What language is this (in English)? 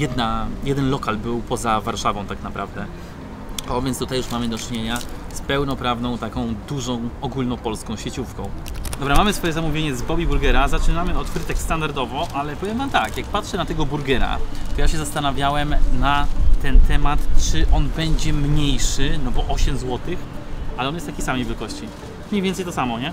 Polish